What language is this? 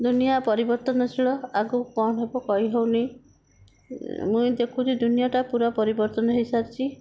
Odia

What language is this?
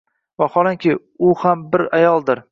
Uzbek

